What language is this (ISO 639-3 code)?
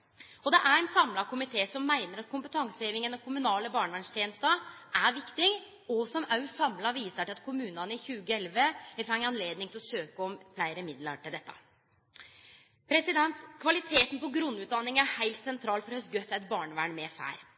nno